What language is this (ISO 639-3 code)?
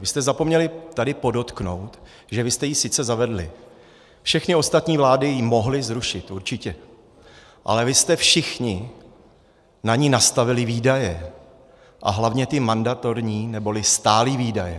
ces